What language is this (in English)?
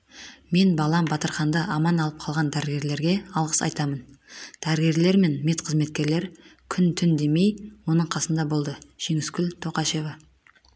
Kazakh